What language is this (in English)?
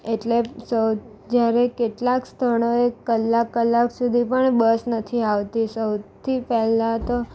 Gujarati